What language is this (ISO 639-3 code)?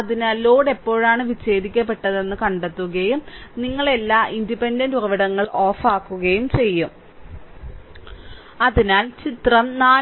mal